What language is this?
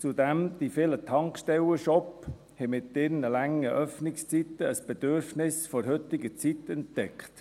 Swiss German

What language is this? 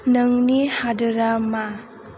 Bodo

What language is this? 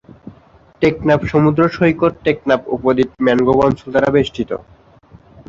Bangla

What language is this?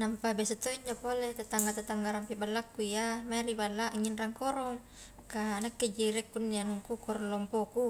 Highland Konjo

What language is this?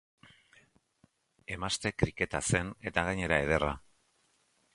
Basque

